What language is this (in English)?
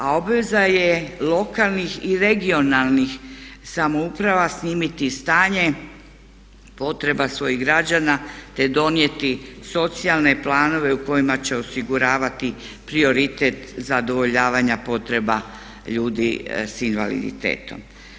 Croatian